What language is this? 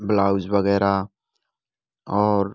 Hindi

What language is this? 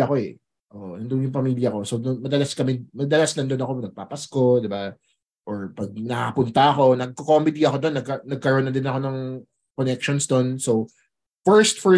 Filipino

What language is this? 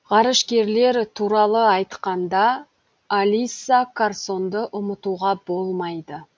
Kazakh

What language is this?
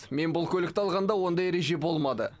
Kazakh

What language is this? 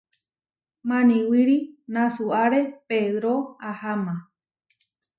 Huarijio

